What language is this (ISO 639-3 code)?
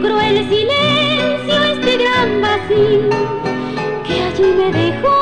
spa